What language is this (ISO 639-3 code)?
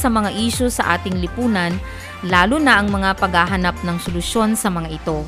fil